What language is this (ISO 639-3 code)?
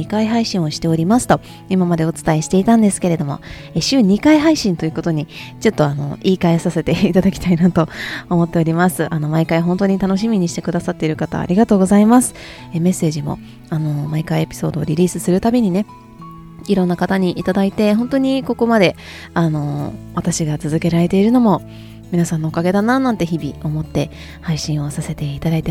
jpn